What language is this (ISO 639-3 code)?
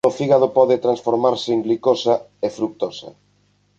glg